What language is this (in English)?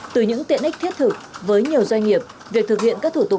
Vietnamese